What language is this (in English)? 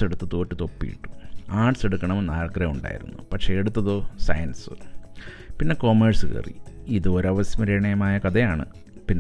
Malayalam